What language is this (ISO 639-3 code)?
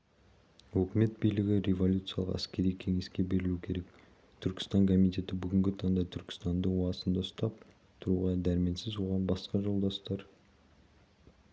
kaz